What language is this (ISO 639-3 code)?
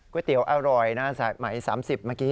tha